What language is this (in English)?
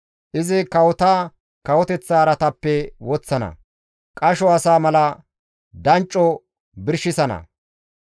Gamo